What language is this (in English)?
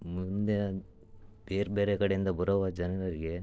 Kannada